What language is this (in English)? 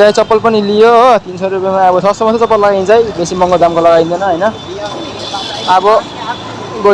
Indonesian